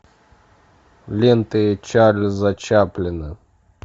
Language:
Russian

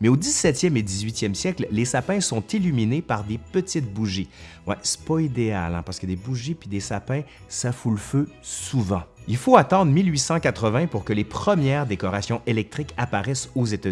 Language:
French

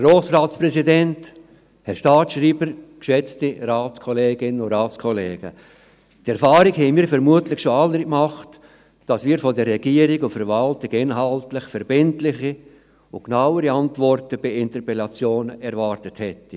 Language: Swiss German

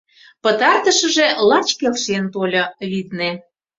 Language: Mari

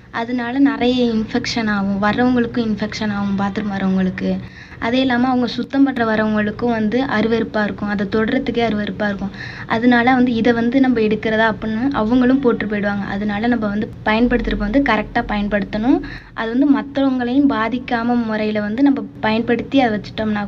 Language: Tamil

